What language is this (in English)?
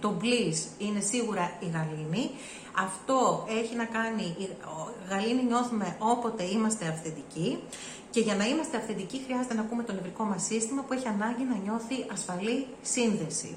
Greek